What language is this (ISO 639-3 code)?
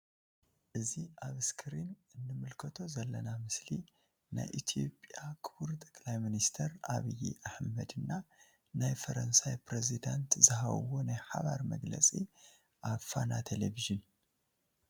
tir